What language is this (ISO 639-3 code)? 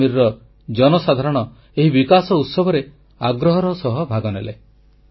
ori